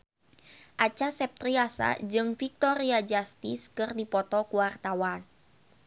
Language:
Sundanese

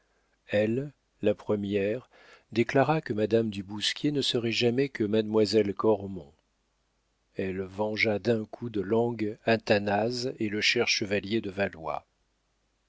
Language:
French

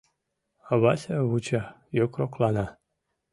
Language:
Mari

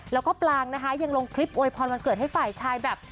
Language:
Thai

